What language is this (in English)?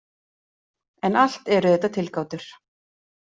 Icelandic